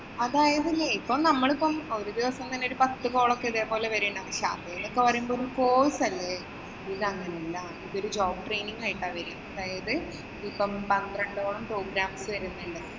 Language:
Malayalam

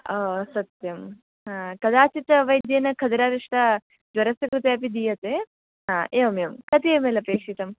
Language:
Sanskrit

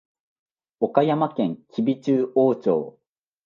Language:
Japanese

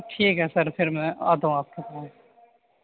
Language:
Urdu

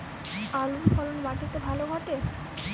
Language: Bangla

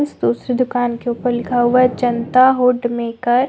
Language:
Hindi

